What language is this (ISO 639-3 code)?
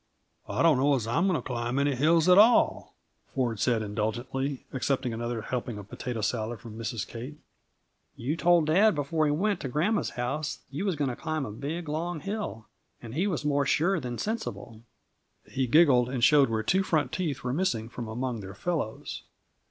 eng